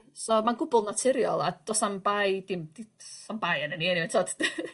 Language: Welsh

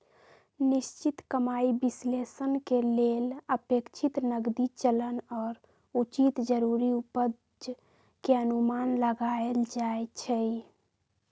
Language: Magahi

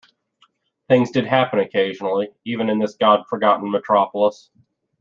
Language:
English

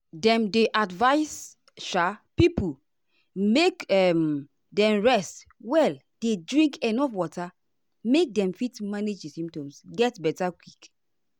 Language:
Nigerian Pidgin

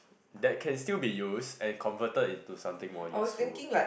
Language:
English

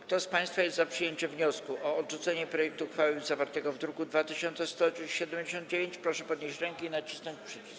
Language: Polish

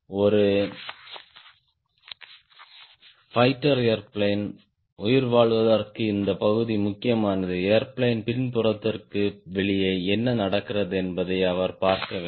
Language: Tamil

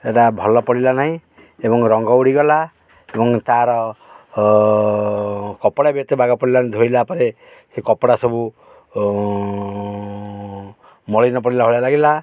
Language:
Odia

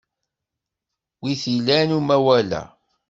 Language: Kabyle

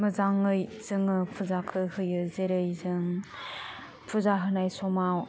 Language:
Bodo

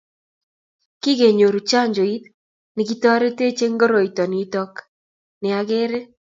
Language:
Kalenjin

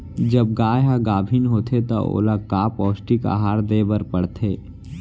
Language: Chhattisgarhi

